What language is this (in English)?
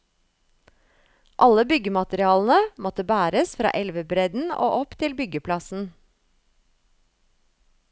Norwegian